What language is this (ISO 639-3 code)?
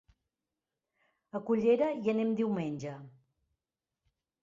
cat